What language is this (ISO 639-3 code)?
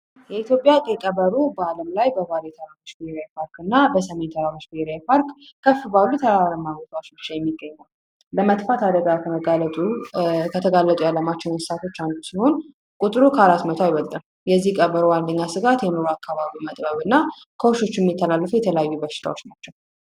amh